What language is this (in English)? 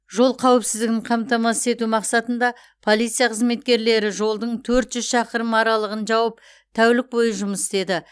Kazakh